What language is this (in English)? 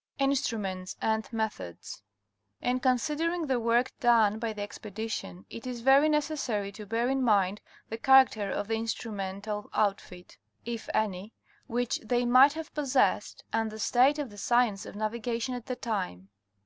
English